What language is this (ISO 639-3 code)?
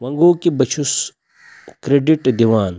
kas